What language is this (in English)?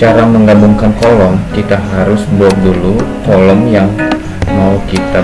Indonesian